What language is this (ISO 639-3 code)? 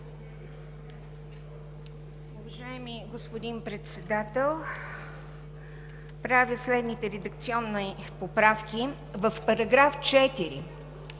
bul